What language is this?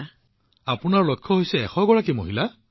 Assamese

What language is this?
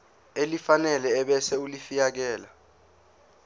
Zulu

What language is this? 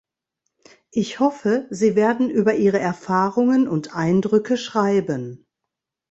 German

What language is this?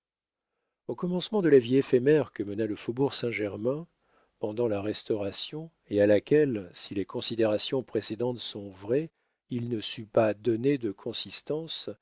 French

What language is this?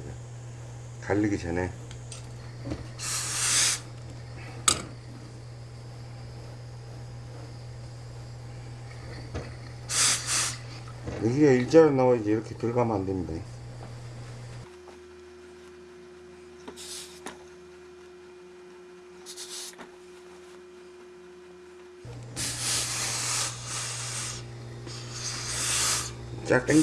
Korean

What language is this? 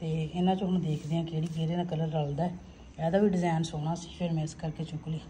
Punjabi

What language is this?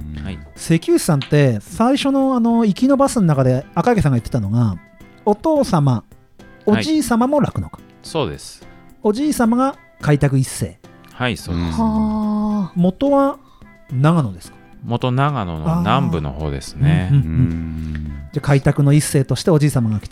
Japanese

